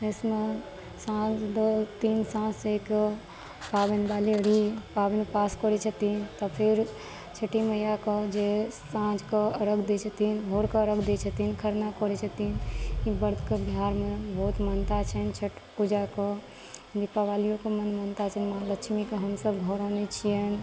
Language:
Maithili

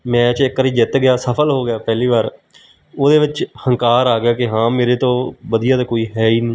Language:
Punjabi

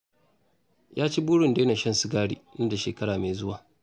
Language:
Hausa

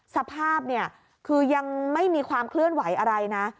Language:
Thai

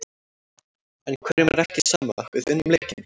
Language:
Icelandic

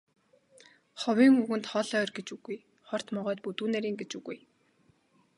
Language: Mongolian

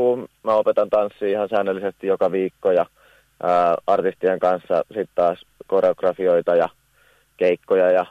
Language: Finnish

